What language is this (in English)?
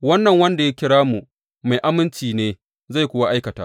Hausa